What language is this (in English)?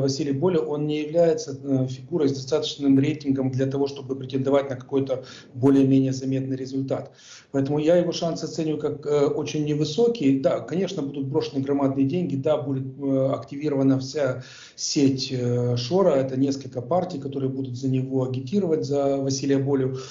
Russian